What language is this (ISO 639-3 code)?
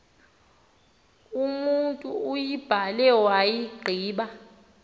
xho